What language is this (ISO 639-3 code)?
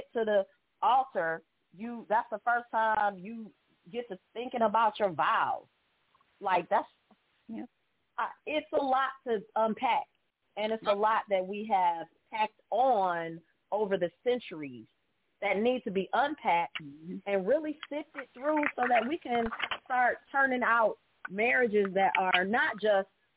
eng